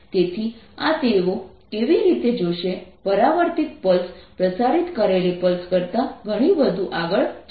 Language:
Gujarati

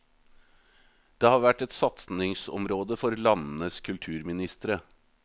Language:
Norwegian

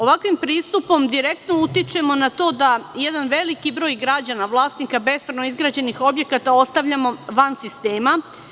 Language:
Serbian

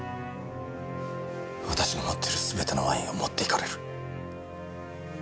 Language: Japanese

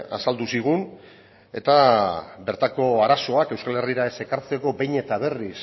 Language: Basque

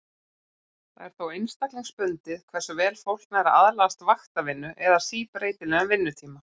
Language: Icelandic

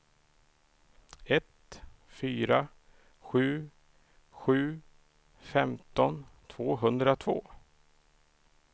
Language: Swedish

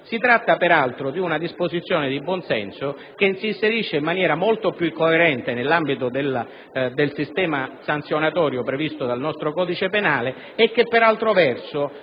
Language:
Italian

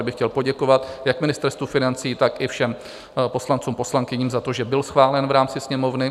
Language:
Czech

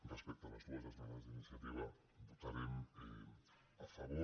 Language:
Catalan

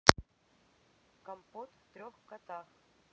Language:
Russian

